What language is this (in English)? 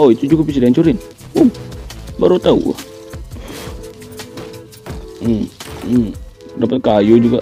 Indonesian